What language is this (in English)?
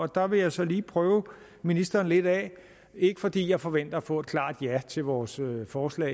Danish